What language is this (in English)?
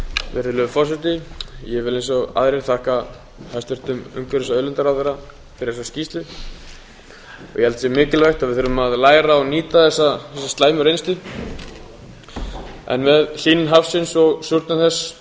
Icelandic